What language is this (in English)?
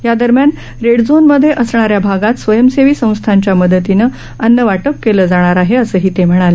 Marathi